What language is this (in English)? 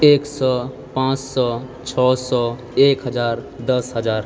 Maithili